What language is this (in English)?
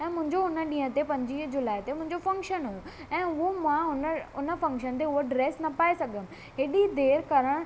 Sindhi